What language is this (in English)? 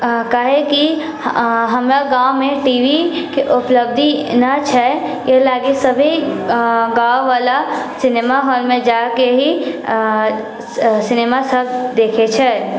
Maithili